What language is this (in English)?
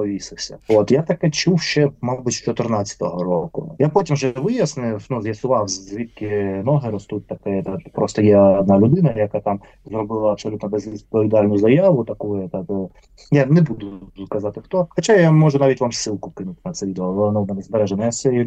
Ukrainian